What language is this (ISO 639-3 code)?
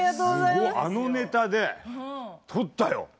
jpn